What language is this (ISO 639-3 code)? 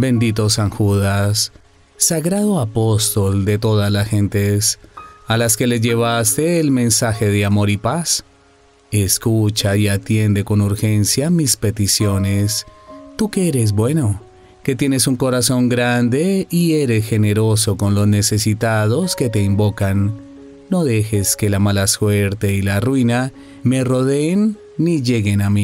spa